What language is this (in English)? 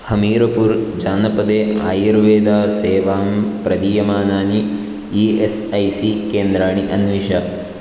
Sanskrit